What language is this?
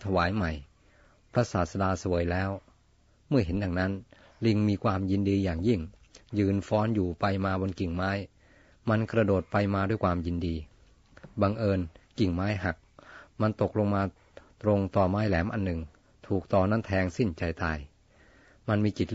Thai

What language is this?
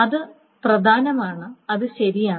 Malayalam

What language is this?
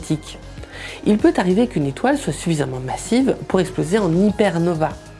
French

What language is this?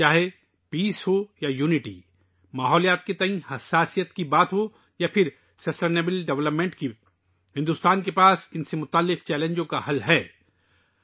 Urdu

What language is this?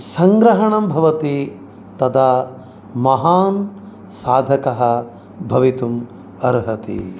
Sanskrit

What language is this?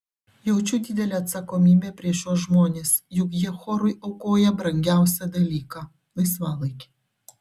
Lithuanian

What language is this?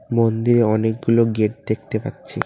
Bangla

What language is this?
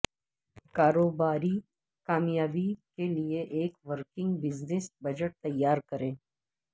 Urdu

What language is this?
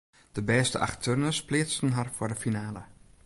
Western Frisian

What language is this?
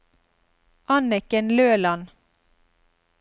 Norwegian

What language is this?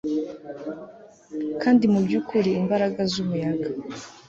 Kinyarwanda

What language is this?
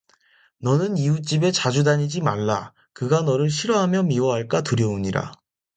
Korean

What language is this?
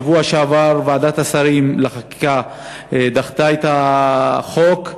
Hebrew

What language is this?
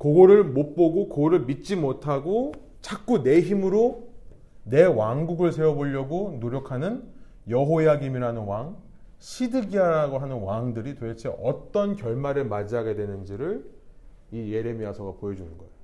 Korean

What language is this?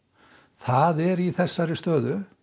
Icelandic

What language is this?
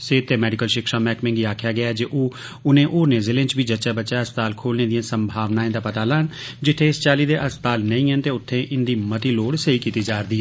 Dogri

